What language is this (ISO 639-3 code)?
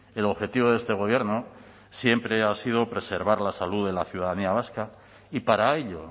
spa